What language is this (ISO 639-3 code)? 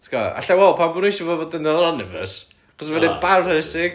cym